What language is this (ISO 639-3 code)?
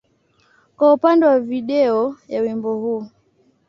swa